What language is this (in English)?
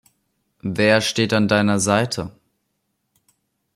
German